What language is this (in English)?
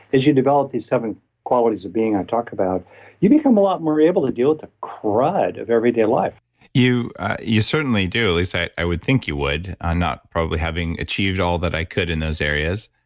English